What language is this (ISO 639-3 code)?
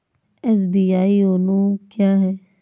hin